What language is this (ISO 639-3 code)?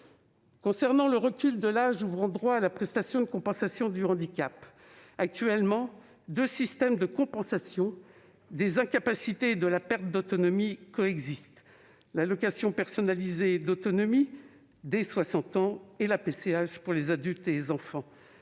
fra